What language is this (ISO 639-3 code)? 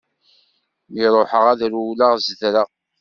kab